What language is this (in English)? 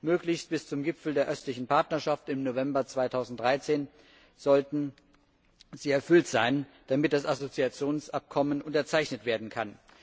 German